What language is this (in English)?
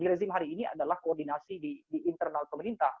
Indonesian